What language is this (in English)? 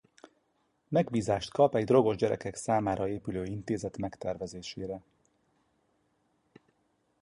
Hungarian